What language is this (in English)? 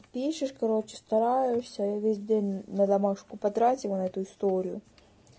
Russian